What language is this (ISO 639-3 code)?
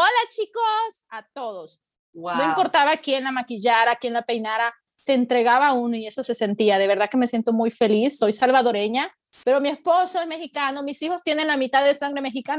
spa